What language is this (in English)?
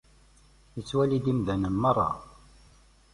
Kabyle